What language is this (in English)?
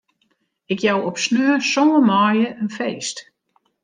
Western Frisian